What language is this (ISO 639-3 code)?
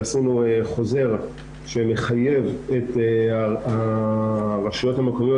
heb